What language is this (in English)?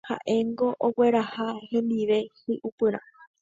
Guarani